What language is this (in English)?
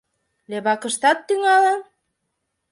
Mari